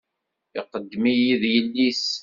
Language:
Kabyle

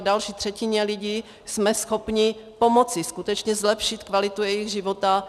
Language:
Czech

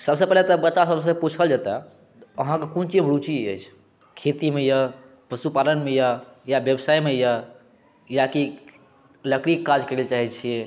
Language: Maithili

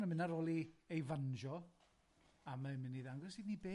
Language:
Welsh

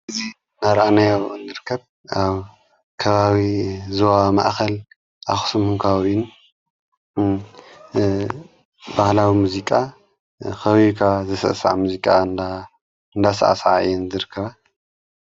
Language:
Tigrinya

